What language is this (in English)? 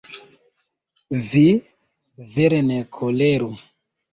Esperanto